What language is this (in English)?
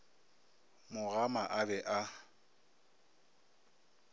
Northern Sotho